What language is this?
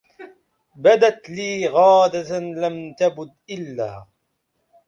Arabic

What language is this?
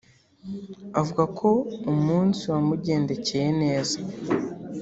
Kinyarwanda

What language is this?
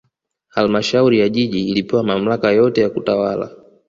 Swahili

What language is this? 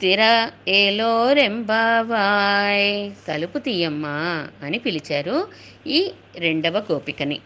Telugu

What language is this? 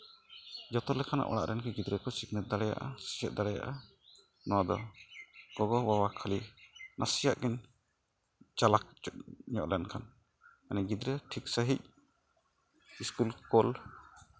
Santali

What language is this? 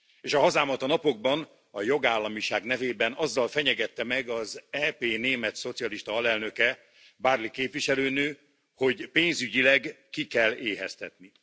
Hungarian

